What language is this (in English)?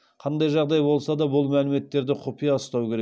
Kazakh